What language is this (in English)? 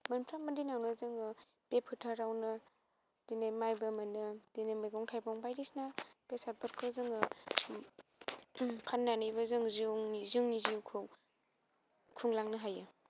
Bodo